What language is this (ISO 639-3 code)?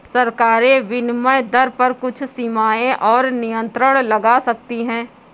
hin